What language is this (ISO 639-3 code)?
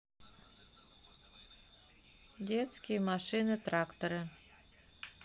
rus